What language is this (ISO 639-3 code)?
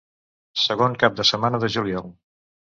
cat